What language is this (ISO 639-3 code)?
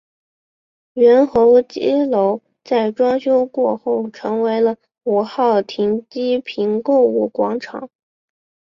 zho